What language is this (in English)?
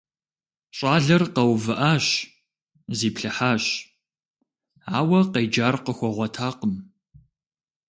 Kabardian